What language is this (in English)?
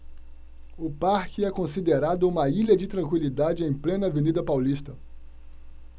Portuguese